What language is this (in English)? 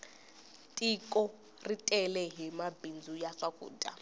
Tsonga